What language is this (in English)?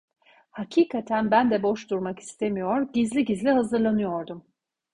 Turkish